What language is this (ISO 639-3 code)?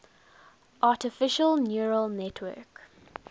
eng